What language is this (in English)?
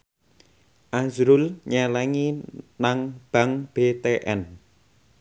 Javanese